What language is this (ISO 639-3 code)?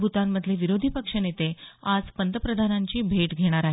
mar